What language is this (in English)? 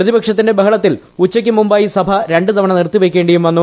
Malayalam